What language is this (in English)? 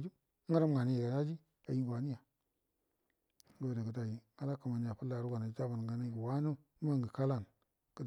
Buduma